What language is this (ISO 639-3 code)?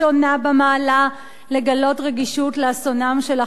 heb